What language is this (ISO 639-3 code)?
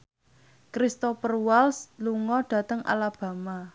jav